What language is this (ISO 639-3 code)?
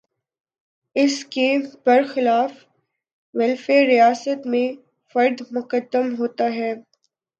urd